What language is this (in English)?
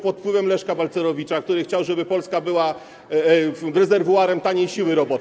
Polish